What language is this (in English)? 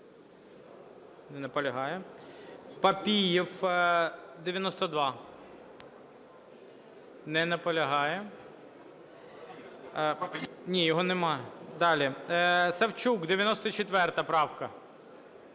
Ukrainian